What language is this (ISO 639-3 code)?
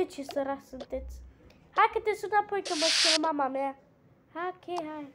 ron